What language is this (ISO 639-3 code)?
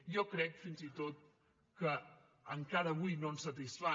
cat